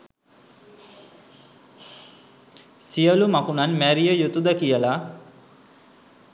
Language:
Sinhala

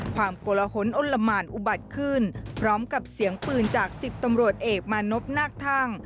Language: Thai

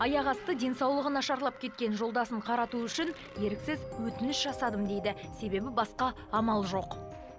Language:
Kazakh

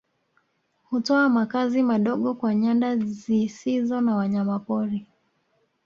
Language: Swahili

